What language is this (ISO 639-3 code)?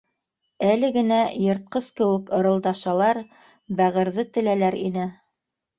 bak